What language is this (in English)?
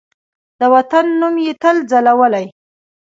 Pashto